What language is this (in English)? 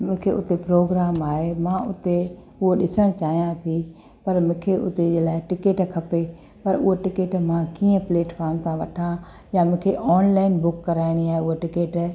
Sindhi